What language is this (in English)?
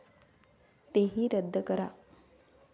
Marathi